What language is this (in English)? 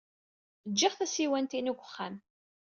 Kabyle